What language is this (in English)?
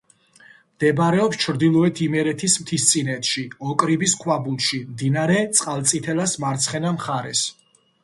Georgian